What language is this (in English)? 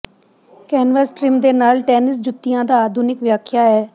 Punjabi